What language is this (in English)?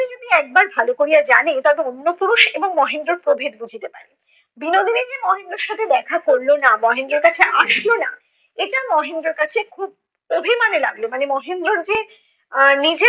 Bangla